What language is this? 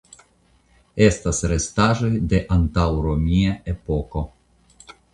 Esperanto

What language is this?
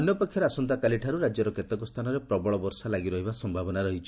Odia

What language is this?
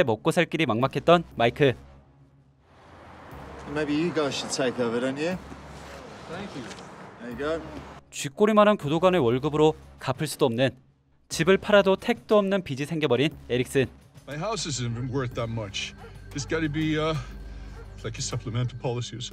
Korean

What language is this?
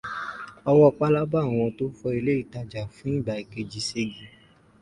Yoruba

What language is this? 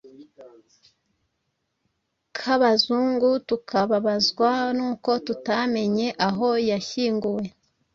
Kinyarwanda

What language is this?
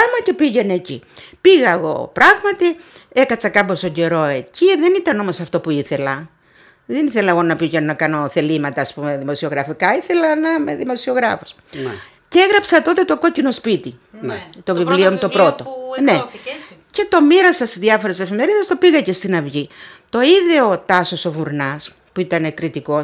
Greek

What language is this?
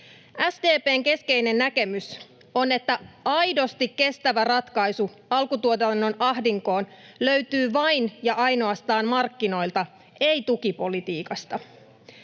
Finnish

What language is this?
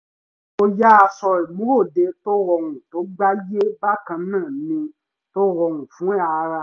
Yoruba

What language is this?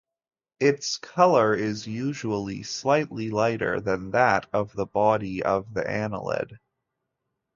English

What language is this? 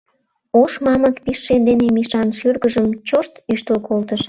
Mari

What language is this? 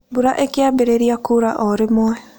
Kikuyu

